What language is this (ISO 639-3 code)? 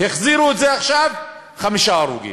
heb